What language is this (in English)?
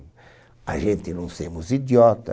Portuguese